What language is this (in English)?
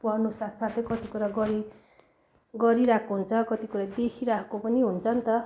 Nepali